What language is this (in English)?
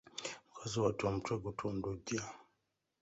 Ganda